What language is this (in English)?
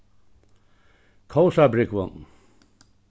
Faroese